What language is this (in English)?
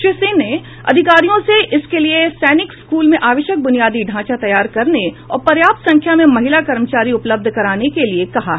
Hindi